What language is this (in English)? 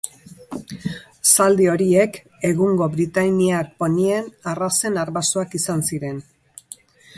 Basque